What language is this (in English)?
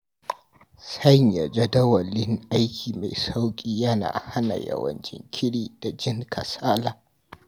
Hausa